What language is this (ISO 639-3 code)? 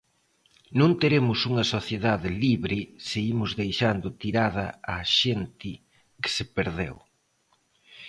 glg